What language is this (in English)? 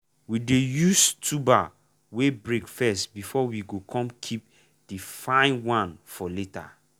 Nigerian Pidgin